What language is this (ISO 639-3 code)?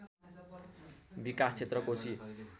nep